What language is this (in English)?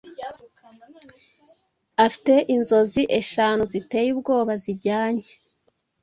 Kinyarwanda